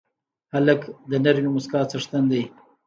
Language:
Pashto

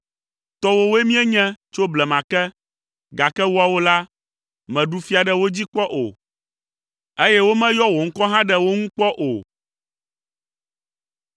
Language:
Ewe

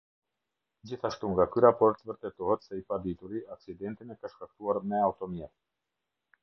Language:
Albanian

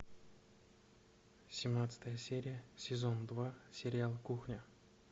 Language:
Russian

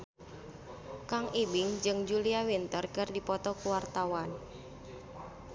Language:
Sundanese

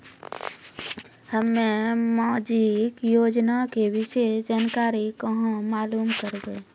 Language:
Maithili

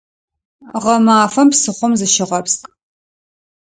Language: Adyghe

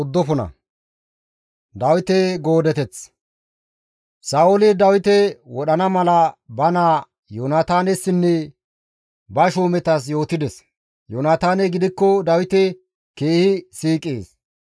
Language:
Gamo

